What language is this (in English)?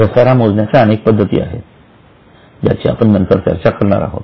Marathi